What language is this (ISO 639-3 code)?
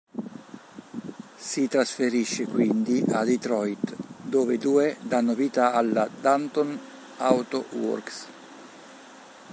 ita